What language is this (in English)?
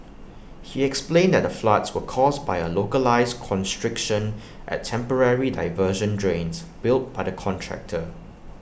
English